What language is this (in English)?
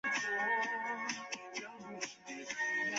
Chinese